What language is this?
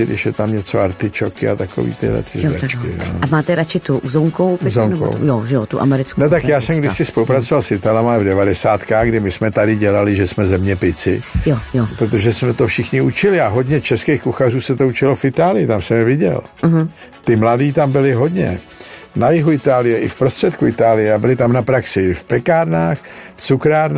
Czech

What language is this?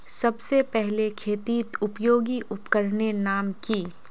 Magahi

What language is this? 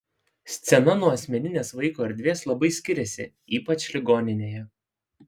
Lithuanian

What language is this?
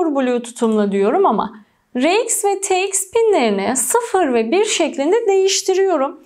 Turkish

